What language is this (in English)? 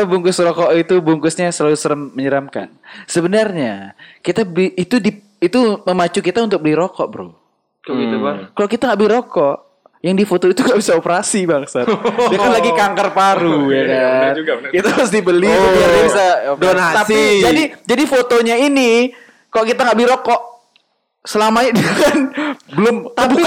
Indonesian